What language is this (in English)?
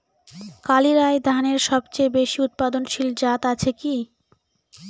Bangla